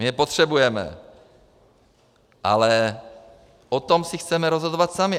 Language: Czech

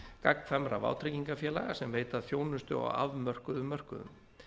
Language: Icelandic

